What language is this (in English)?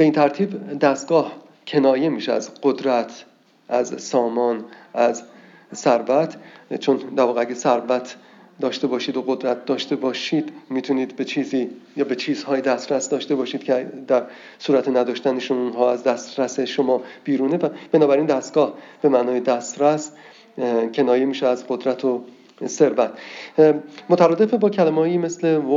Persian